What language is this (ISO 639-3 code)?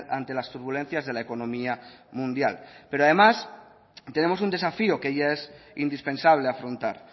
spa